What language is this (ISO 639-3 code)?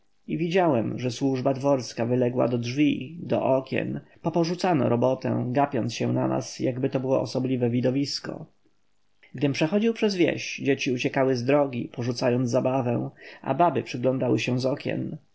pol